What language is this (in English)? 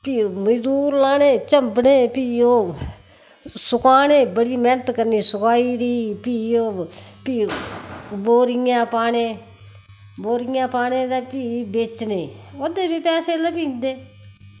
Dogri